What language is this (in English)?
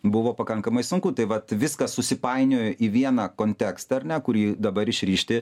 Lithuanian